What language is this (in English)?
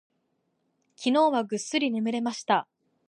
Japanese